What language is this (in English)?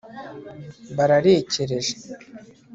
Kinyarwanda